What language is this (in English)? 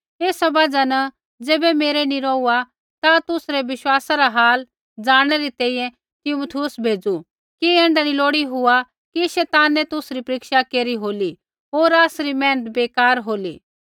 Kullu Pahari